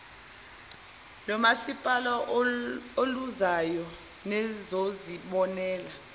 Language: Zulu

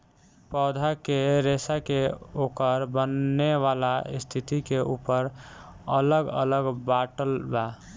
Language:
Bhojpuri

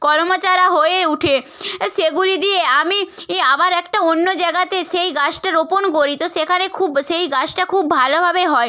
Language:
Bangla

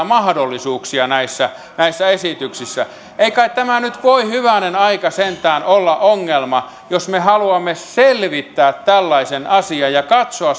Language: Finnish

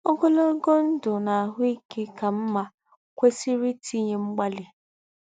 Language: Igbo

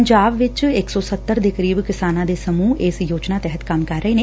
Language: Punjabi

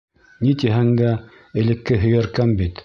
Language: Bashkir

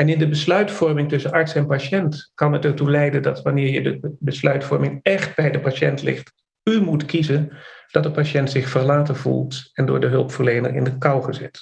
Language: Dutch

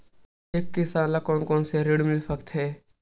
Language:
Chhattisgarhi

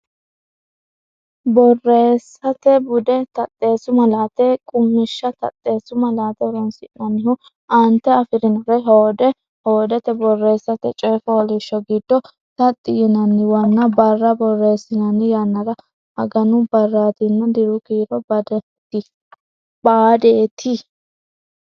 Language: Sidamo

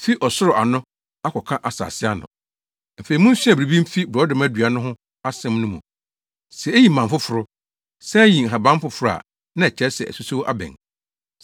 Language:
Akan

